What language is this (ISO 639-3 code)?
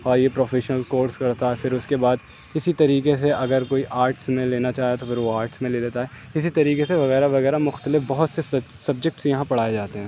urd